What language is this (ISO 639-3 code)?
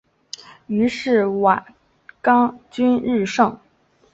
zho